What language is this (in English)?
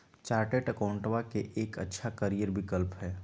Magahi